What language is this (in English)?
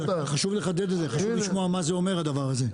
Hebrew